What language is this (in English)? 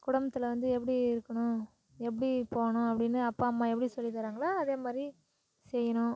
Tamil